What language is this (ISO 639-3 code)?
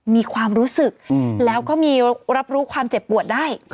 tha